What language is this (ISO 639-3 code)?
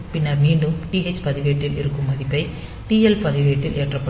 tam